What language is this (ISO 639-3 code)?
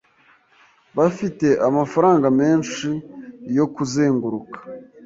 kin